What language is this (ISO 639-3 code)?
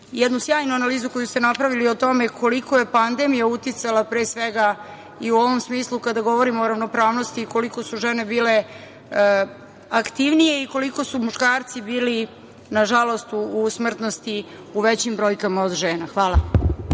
srp